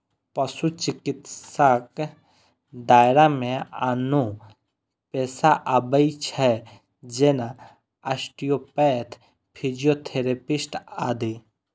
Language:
Maithili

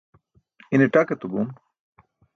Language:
Burushaski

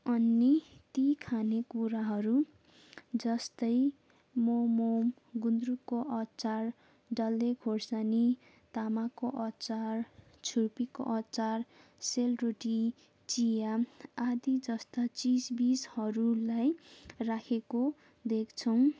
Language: Nepali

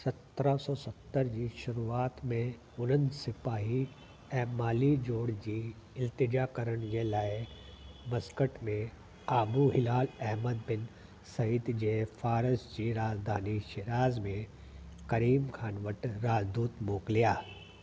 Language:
Sindhi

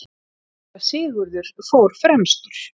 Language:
Icelandic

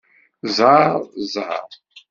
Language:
Kabyle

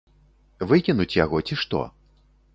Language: Belarusian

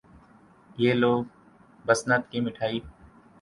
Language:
Urdu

